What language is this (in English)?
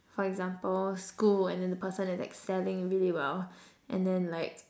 English